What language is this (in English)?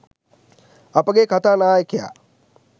Sinhala